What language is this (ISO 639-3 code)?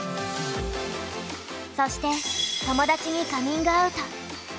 jpn